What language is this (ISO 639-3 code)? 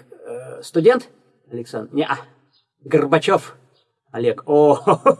rus